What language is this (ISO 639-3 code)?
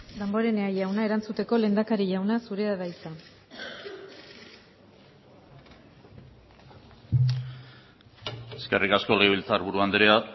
eus